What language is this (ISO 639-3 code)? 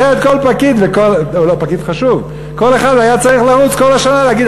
heb